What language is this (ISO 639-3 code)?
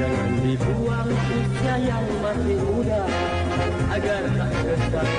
msa